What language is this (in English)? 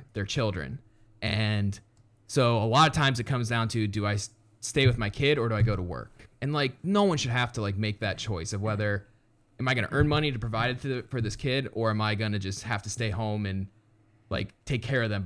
English